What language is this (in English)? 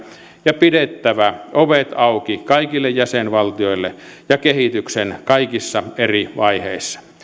Finnish